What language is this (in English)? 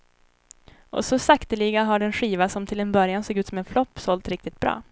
Swedish